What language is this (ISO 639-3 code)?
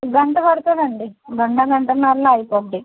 tel